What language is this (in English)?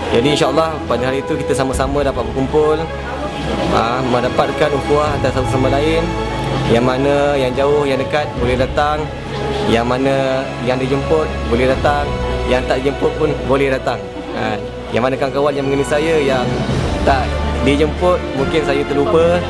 Malay